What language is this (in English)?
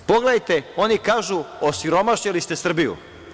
Serbian